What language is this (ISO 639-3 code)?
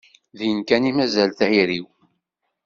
kab